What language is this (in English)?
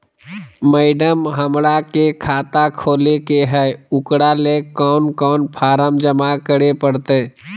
Magahi